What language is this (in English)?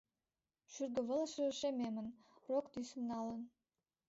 Mari